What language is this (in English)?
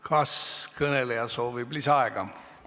Estonian